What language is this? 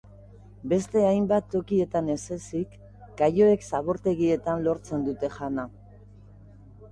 Basque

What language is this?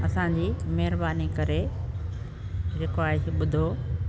Sindhi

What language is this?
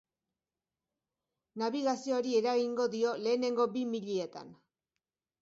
Basque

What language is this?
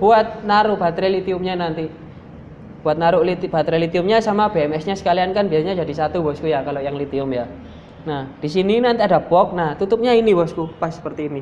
Indonesian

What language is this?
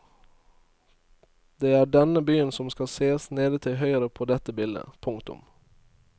Norwegian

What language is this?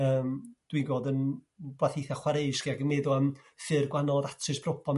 Welsh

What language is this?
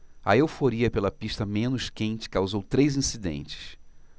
Portuguese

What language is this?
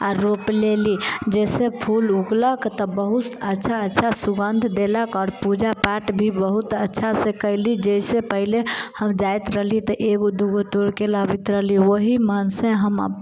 Maithili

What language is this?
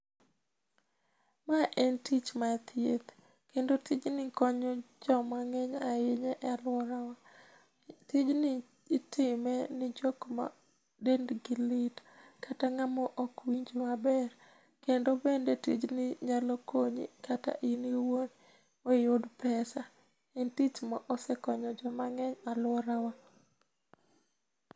Luo (Kenya and Tanzania)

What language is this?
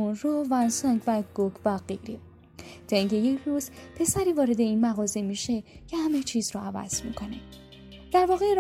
Persian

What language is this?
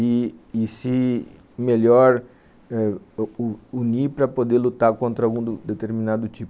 Portuguese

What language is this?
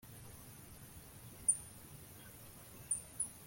Kinyarwanda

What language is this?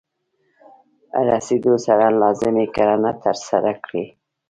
Pashto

